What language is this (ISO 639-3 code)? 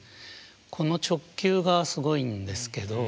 jpn